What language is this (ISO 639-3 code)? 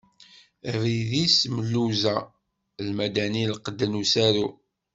kab